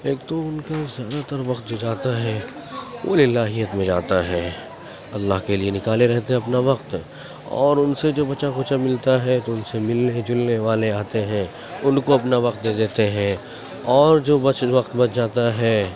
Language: Urdu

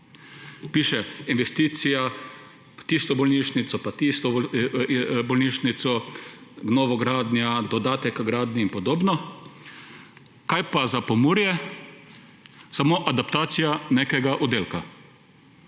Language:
Slovenian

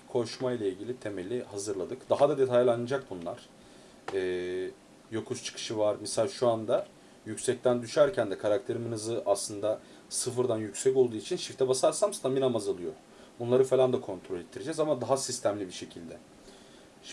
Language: Turkish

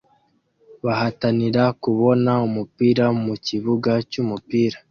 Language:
Kinyarwanda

